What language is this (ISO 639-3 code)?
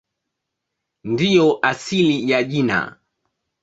swa